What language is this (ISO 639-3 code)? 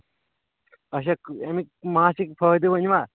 kas